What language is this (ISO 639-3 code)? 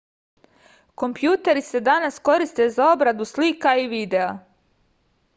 srp